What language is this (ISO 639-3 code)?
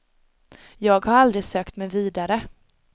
swe